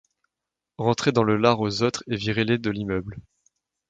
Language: French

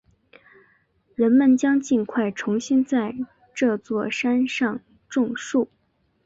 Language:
Chinese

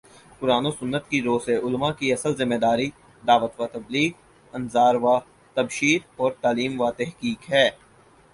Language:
Urdu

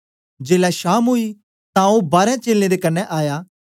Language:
Dogri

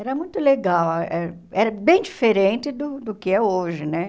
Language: Portuguese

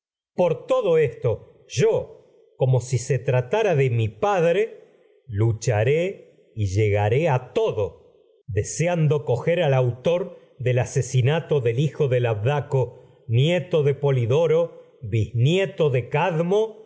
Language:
Spanish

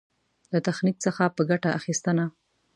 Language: Pashto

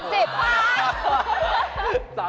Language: Thai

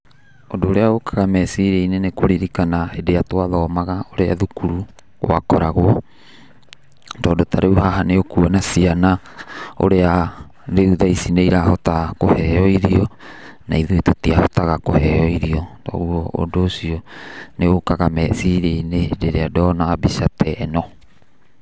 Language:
Kikuyu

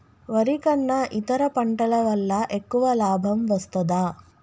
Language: Telugu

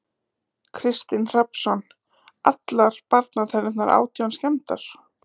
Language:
Icelandic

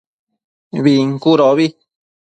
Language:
Matsés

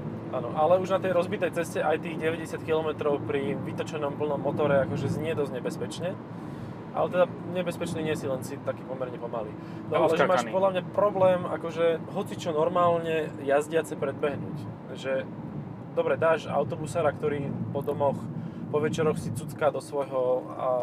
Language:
Slovak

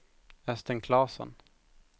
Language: Swedish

